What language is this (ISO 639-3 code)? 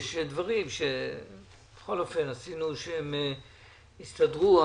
heb